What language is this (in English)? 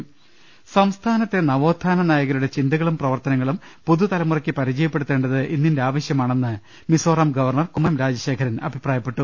Malayalam